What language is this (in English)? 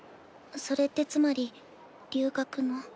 Japanese